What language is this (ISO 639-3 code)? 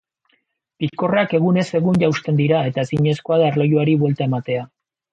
eus